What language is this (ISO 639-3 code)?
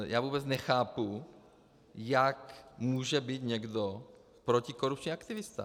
ces